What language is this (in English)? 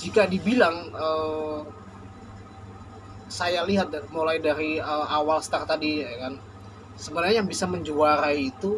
Indonesian